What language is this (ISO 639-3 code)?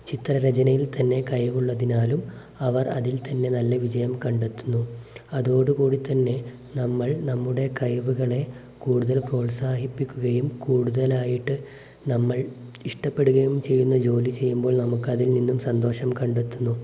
mal